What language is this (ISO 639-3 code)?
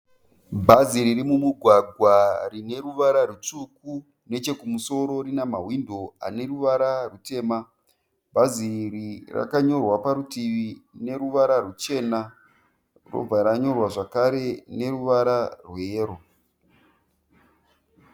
sna